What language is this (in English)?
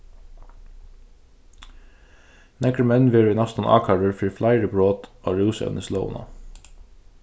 Faroese